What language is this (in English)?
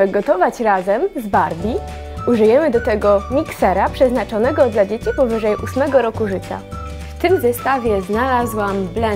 Polish